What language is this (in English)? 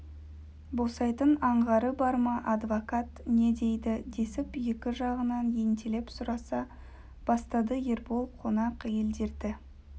Kazakh